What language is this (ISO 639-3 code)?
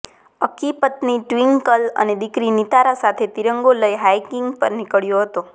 guj